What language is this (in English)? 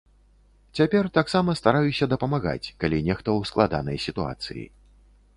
Belarusian